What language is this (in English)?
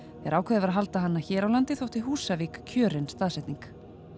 Icelandic